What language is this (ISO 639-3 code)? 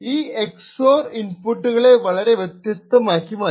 mal